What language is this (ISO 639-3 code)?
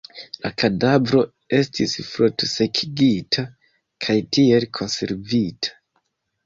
epo